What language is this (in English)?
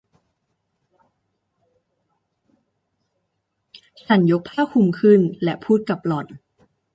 Thai